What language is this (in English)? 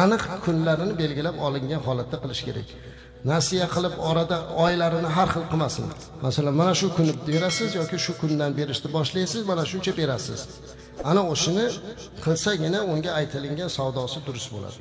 Turkish